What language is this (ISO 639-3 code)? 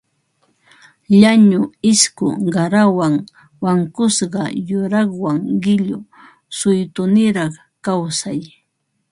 qva